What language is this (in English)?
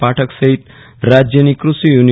Gujarati